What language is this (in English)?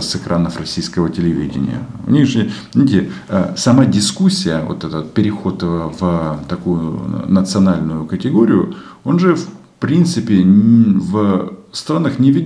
Russian